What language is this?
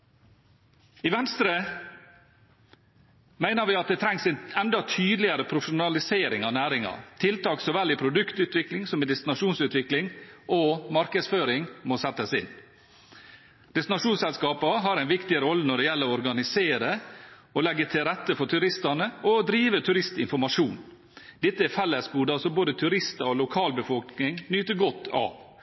Norwegian Bokmål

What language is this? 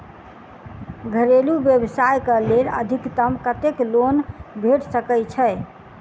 Maithili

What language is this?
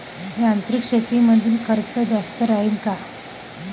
Marathi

